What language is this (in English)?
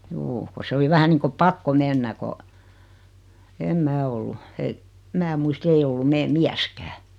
Finnish